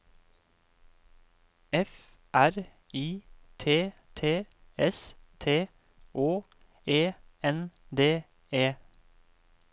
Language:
Norwegian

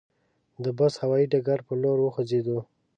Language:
Pashto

